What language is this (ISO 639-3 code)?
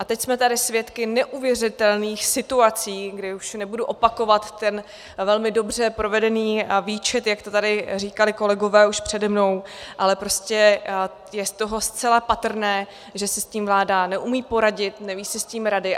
ces